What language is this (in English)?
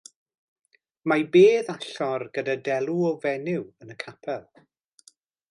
Welsh